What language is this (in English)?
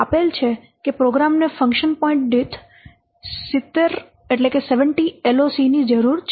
Gujarati